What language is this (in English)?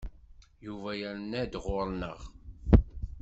Kabyle